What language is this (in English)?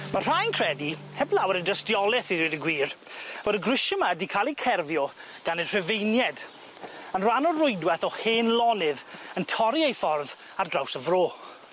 Welsh